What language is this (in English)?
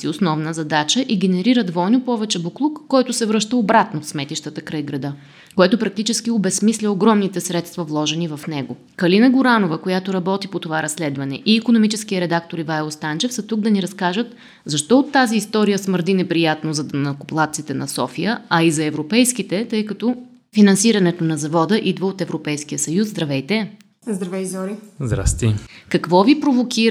Bulgarian